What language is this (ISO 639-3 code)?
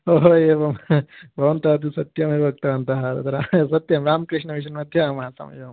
san